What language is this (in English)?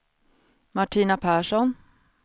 Swedish